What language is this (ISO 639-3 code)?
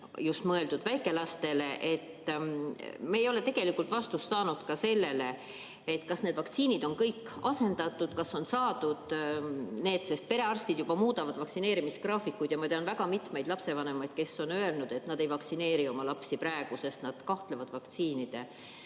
est